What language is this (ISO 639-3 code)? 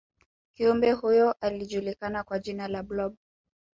swa